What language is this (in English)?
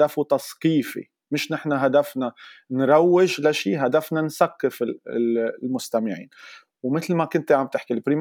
Arabic